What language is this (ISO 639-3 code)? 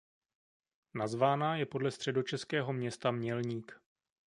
ces